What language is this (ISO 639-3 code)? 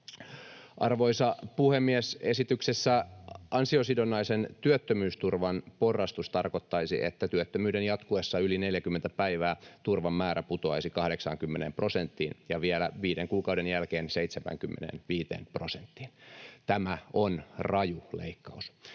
fin